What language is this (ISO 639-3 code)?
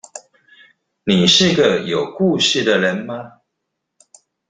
zho